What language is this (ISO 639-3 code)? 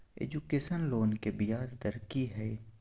mai